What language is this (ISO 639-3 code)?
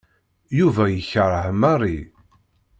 kab